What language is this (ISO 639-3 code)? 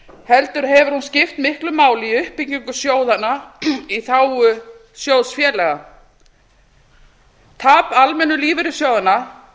isl